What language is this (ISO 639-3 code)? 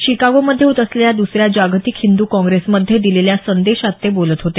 mar